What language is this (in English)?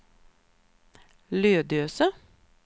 Swedish